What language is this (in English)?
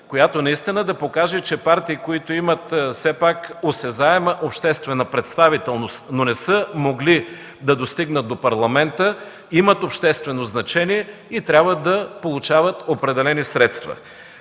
Bulgarian